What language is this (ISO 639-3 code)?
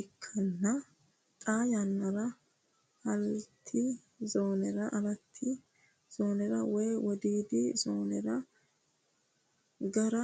sid